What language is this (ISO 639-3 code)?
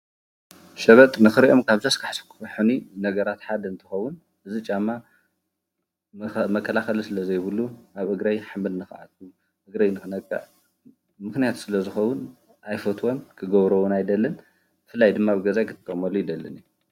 tir